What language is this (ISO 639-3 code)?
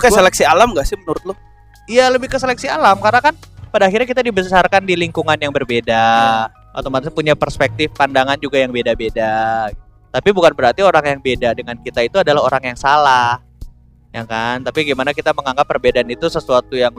ind